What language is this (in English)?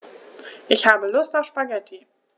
German